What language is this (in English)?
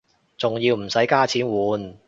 Cantonese